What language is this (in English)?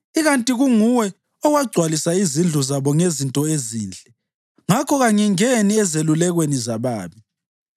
North Ndebele